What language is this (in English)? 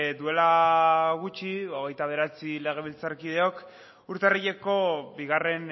Basque